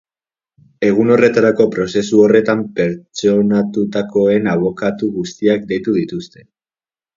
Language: Basque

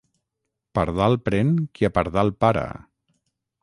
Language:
Catalan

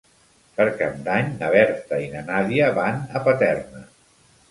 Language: Catalan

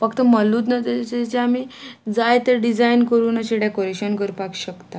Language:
Konkani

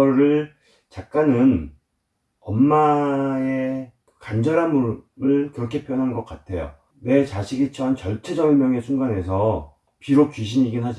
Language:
Korean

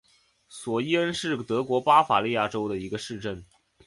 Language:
Chinese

